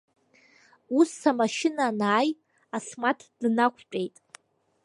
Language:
Abkhazian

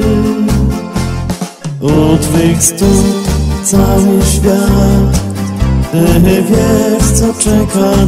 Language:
Polish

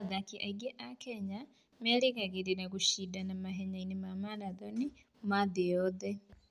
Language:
Kikuyu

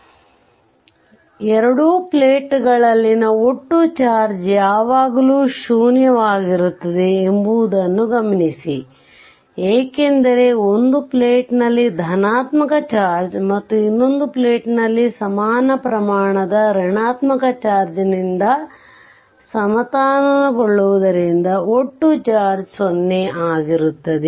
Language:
Kannada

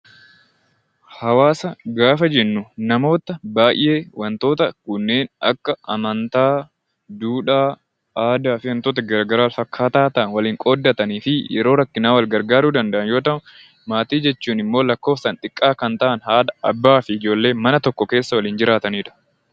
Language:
Oromo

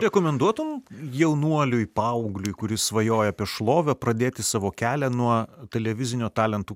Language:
Lithuanian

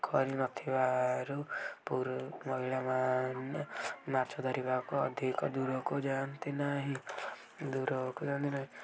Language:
Odia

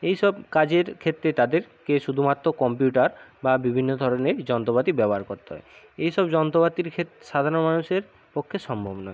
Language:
Bangla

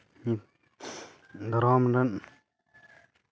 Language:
Santali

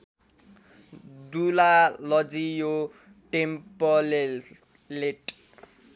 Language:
Nepali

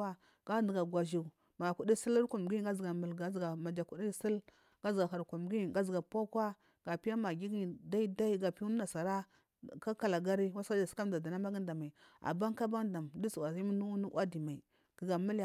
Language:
Marghi South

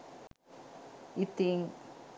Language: Sinhala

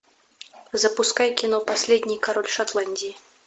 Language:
Russian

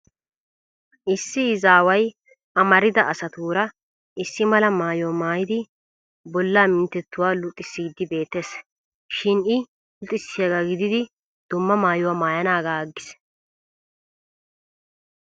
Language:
Wolaytta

